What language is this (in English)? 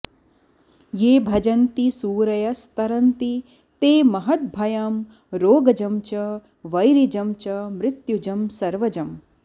Sanskrit